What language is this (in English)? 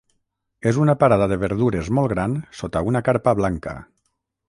Catalan